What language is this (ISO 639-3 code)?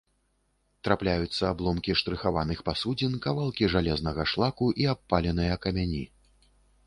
bel